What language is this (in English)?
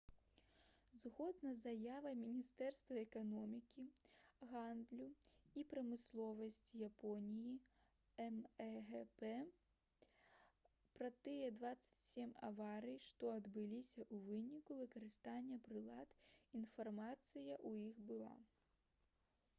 Belarusian